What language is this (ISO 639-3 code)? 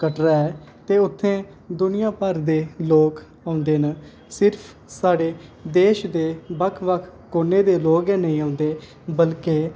doi